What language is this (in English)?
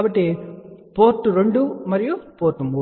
Telugu